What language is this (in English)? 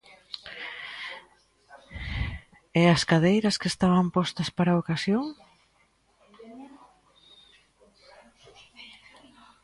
Galician